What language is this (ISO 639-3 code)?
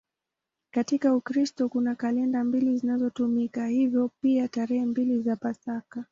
swa